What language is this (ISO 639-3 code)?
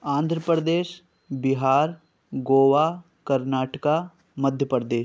urd